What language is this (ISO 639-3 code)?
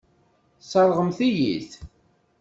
kab